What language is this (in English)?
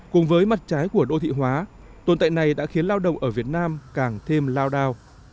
Vietnamese